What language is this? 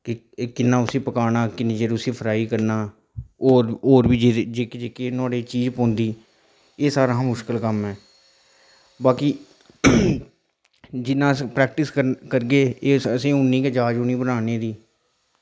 Dogri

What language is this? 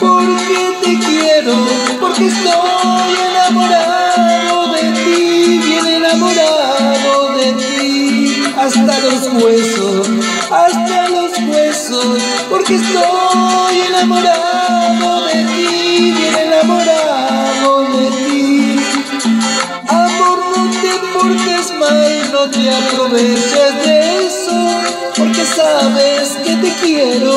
Romanian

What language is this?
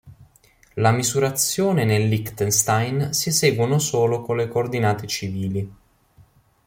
Italian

